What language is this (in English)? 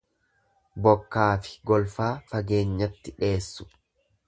Oromo